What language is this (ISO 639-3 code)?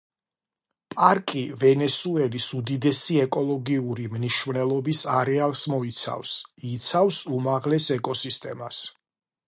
kat